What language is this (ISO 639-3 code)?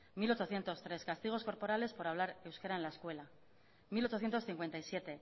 spa